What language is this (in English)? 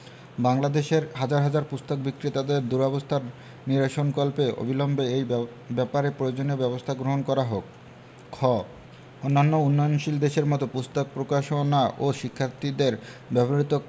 Bangla